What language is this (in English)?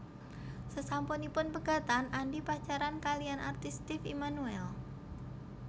Javanese